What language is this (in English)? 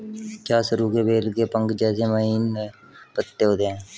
Hindi